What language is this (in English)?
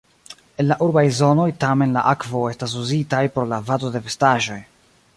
Esperanto